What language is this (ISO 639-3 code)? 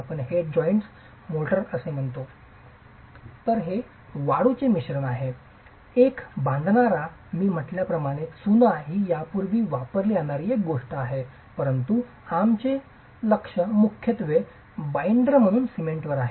mar